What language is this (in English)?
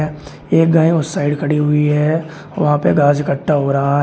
Hindi